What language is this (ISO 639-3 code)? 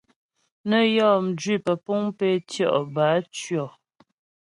bbj